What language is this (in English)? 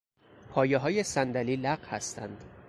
Persian